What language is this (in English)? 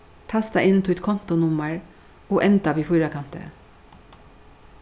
Faroese